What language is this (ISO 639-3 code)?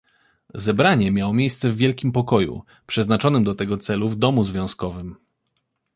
pol